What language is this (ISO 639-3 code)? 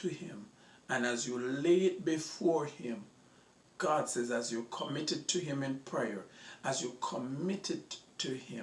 eng